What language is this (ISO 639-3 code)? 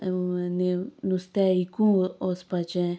kok